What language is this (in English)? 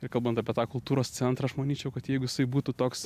Lithuanian